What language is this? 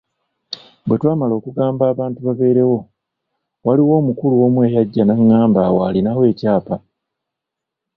Ganda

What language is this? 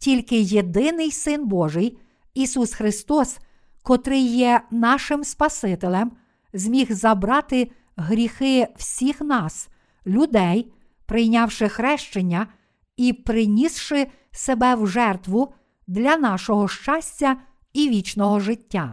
Ukrainian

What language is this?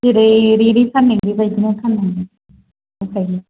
Bodo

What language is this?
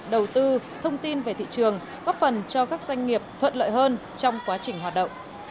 Vietnamese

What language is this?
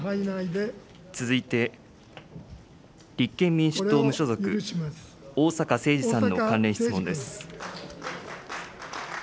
Japanese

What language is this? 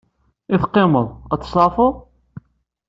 Kabyle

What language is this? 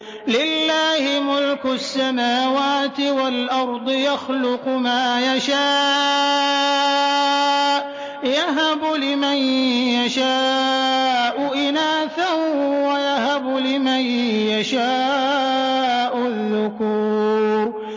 Arabic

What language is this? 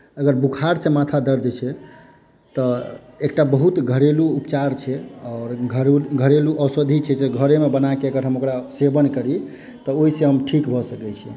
Maithili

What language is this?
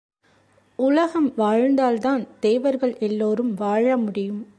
Tamil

